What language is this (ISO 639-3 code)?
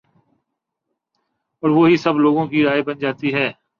urd